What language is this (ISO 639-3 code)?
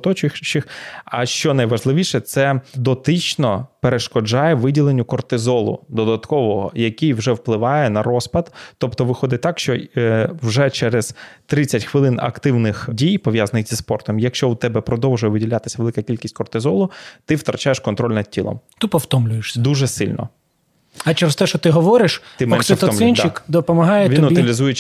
ukr